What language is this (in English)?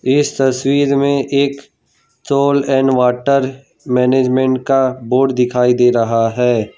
Hindi